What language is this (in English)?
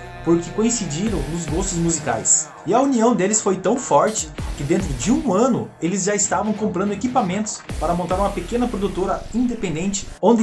Portuguese